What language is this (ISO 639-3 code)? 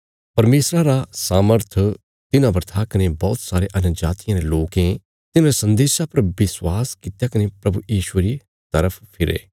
kfs